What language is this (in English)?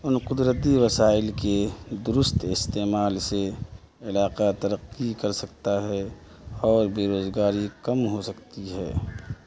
Urdu